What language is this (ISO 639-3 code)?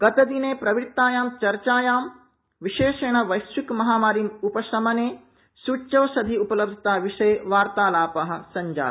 san